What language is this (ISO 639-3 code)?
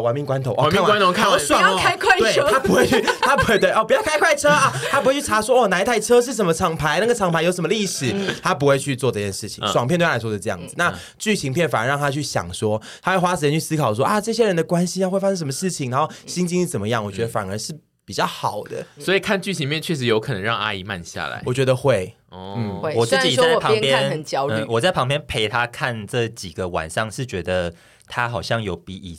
zho